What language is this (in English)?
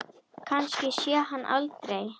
Icelandic